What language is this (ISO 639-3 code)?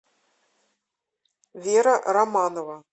rus